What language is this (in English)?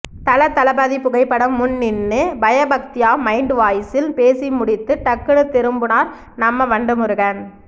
Tamil